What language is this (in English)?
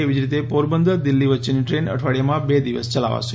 Gujarati